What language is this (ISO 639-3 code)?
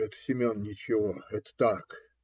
rus